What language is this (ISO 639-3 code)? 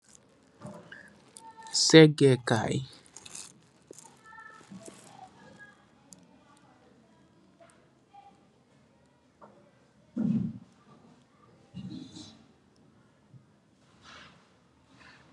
wol